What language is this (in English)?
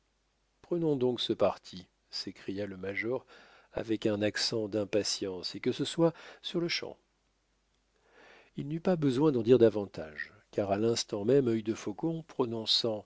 French